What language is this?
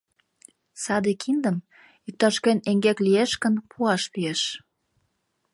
Mari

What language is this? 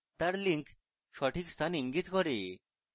Bangla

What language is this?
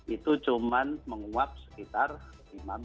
Indonesian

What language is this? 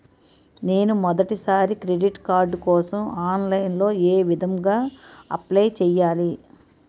Telugu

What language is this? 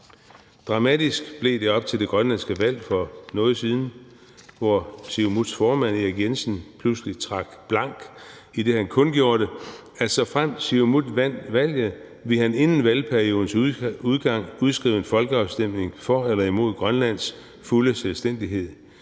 Danish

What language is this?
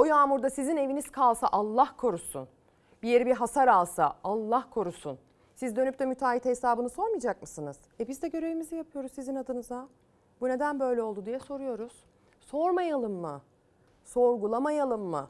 Turkish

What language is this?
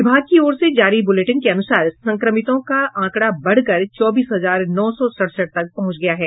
Hindi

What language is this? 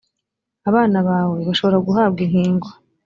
Kinyarwanda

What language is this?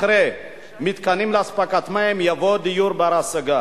Hebrew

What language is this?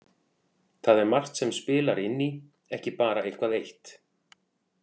Icelandic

